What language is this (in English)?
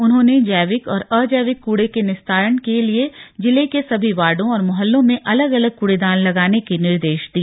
Hindi